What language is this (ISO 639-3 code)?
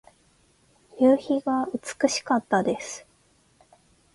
jpn